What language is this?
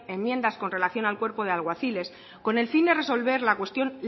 Spanish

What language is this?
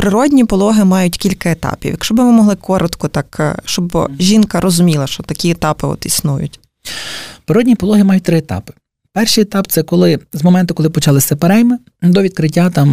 Ukrainian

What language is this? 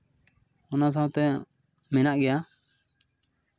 Santali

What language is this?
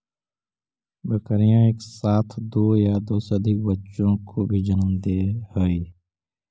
Magahi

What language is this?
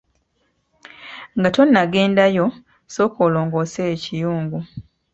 Ganda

